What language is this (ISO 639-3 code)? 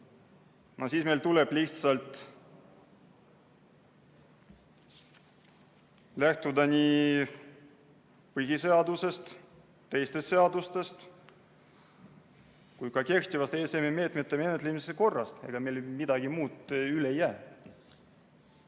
est